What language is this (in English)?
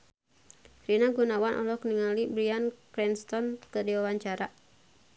Sundanese